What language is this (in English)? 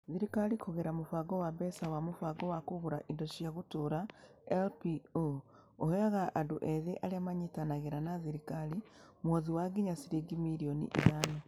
Kikuyu